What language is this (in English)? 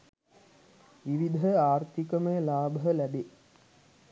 Sinhala